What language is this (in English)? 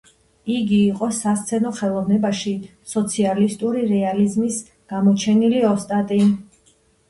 Georgian